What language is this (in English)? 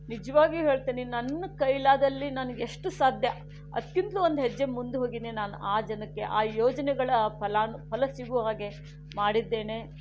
Kannada